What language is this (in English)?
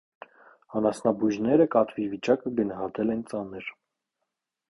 Armenian